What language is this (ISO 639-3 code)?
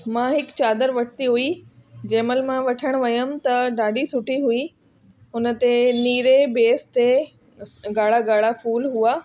snd